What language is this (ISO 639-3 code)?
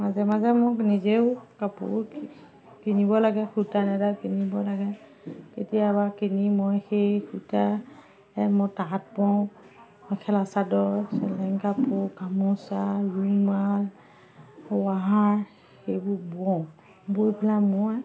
asm